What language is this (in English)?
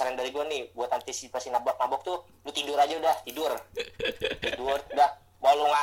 Indonesian